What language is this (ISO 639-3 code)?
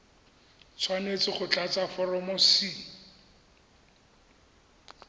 tsn